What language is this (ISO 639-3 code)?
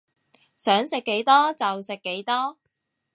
yue